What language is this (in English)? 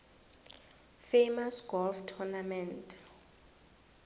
South Ndebele